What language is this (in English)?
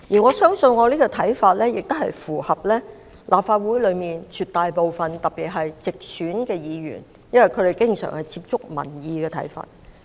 Cantonese